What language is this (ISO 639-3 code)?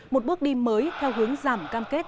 vie